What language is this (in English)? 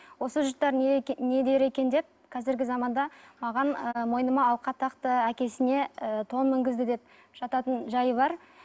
Kazakh